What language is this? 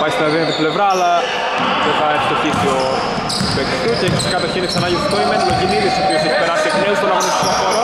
Greek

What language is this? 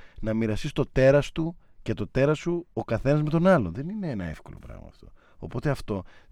Greek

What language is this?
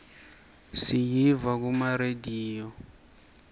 Swati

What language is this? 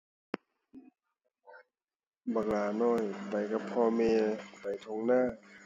Thai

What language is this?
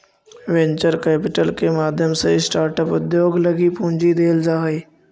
Magahi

